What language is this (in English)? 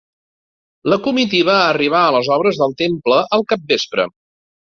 Catalan